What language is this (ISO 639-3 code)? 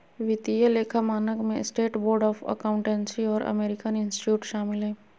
mag